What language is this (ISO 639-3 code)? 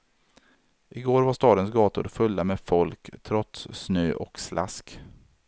swe